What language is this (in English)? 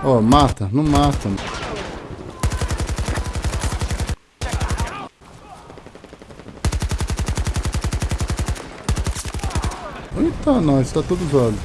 Portuguese